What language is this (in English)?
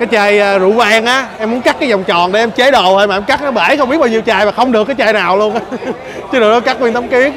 Vietnamese